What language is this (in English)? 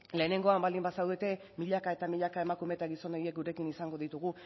Basque